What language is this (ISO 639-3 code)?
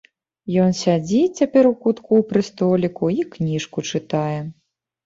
bel